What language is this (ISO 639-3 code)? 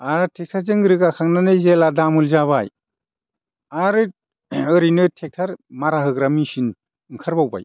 brx